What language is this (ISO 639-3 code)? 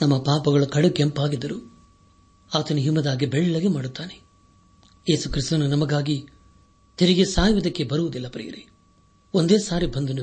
kan